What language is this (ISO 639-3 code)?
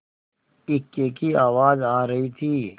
hin